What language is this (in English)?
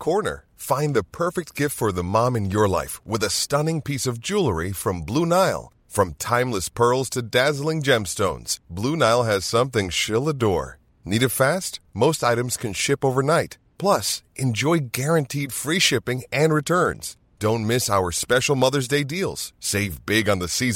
Swedish